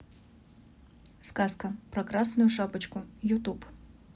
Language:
Russian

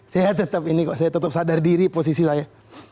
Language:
Indonesian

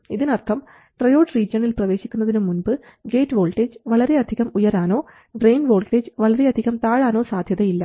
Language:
Malayalam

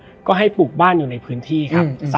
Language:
Thai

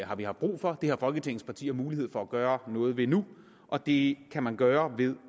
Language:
Danish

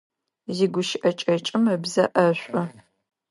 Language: Adyghe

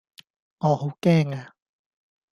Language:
Cantonese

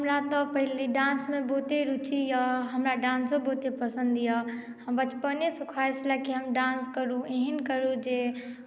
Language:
Maithili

